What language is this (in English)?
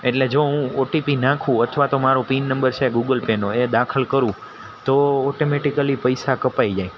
Gujarati